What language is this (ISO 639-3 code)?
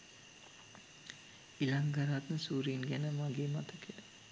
sin